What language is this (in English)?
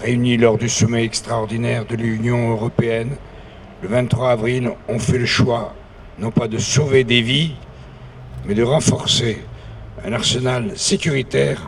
French